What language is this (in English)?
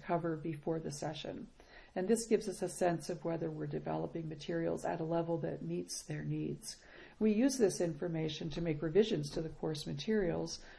English